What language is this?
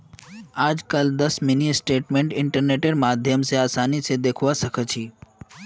Magahi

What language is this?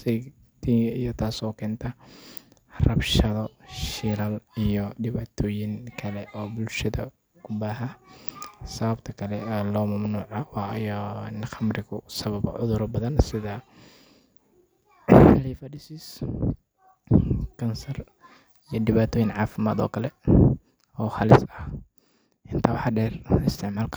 Somali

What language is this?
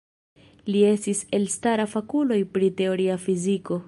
Esperanto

